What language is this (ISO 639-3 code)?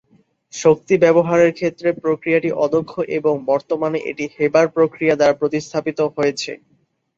ben